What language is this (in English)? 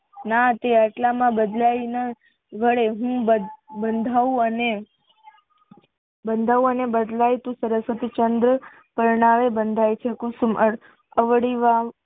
Gujarati